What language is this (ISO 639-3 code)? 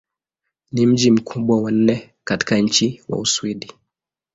swa